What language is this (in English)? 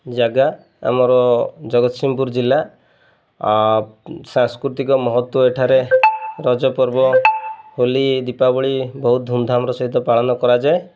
Odia